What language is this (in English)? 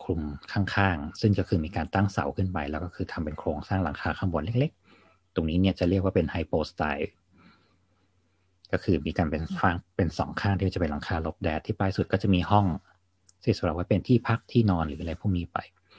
Thai